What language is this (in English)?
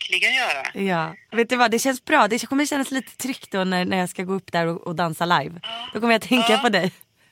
Swedish